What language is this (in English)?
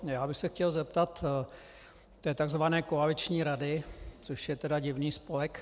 Czech